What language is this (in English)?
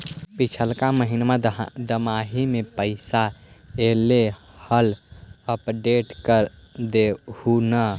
Magahi